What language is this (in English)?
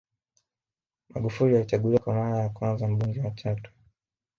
Swahili